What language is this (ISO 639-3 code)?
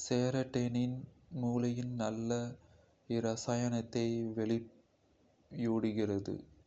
kfe